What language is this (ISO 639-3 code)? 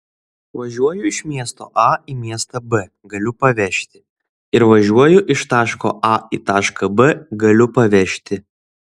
lit